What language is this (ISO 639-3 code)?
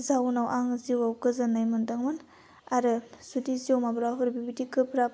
brx